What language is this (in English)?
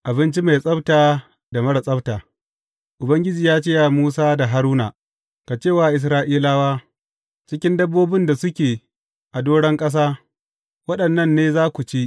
Hausa